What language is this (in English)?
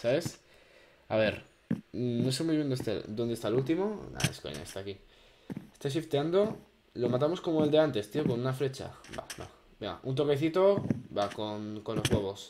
Spanish